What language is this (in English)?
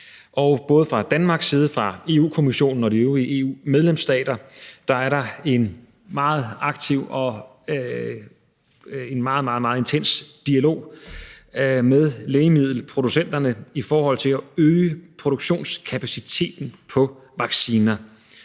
Danish